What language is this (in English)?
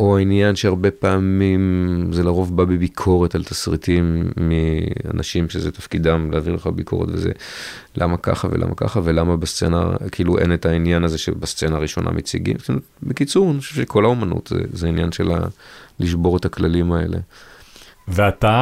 Hebrew